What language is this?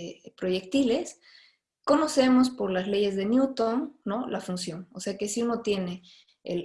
Spanish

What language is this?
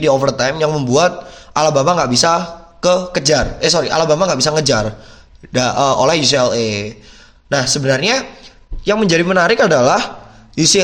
Indonesian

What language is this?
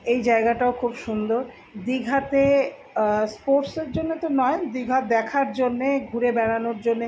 Bangla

